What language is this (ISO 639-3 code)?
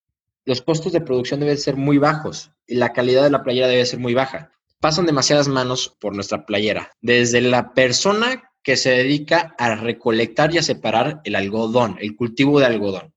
spa